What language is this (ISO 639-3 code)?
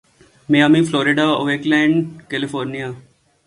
urd